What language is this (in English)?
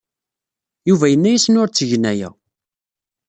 Kabyle